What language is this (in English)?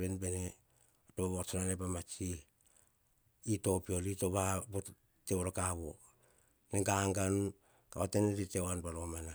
Hahon